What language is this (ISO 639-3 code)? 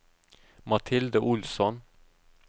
nor